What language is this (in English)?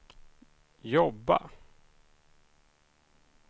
Swedish